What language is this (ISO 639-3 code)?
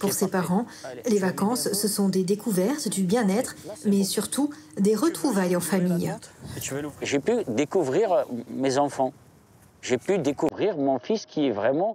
fra